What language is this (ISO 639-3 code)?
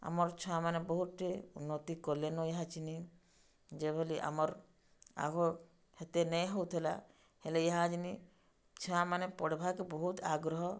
ori